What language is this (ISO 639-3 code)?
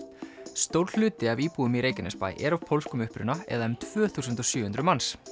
isl